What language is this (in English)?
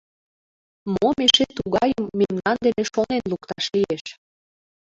Mari